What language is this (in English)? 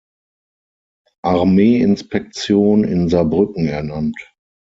German